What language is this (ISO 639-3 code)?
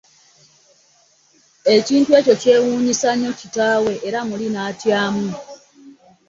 lug